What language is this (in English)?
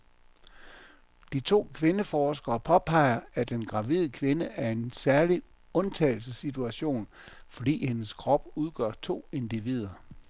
Danish